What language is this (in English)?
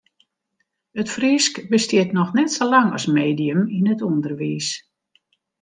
Western Frisian